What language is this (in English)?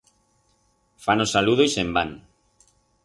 Aragonese